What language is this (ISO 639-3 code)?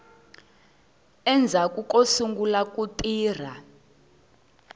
tso